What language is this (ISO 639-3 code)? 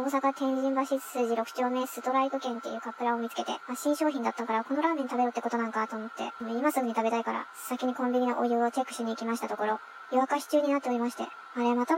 jpn